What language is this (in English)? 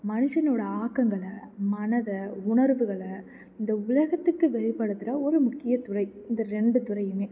Tamil